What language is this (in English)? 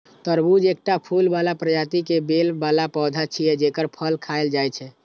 Maithili